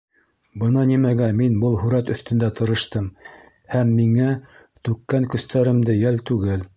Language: Bashkir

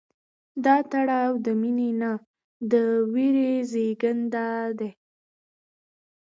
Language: Pashto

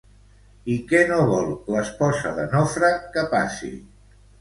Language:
Catalan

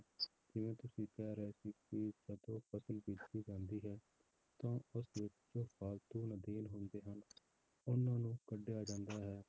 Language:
Punjabi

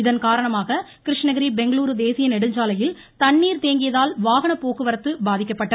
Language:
Tamil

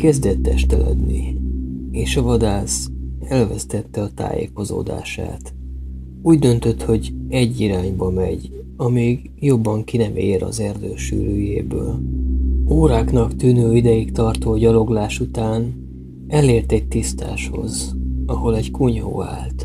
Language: Hungarian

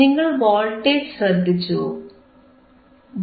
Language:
Malayalam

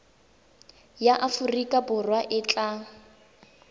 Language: Tswana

